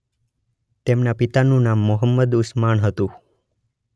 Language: Gujarati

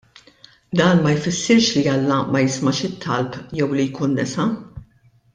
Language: Maltese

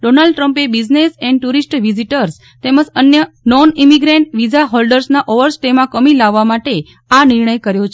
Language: Gujarati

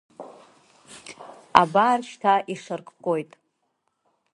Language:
Abkhazian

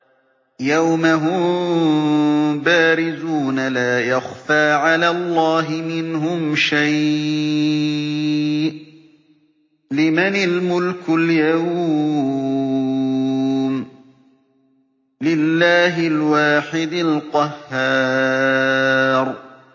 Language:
Arabic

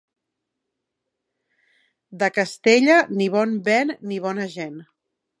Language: Catalan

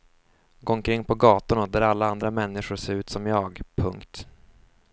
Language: Swedish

